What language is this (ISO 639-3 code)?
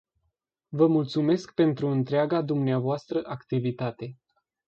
ron